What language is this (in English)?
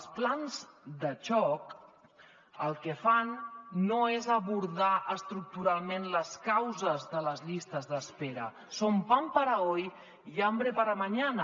Catalan